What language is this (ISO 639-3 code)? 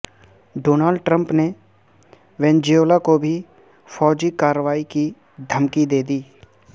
urd